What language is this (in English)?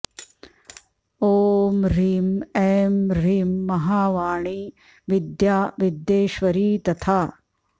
Sanskrit